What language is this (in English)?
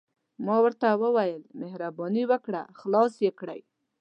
Pashto